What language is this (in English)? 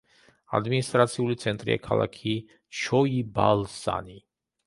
Georgian